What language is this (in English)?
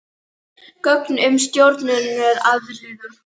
Icelandic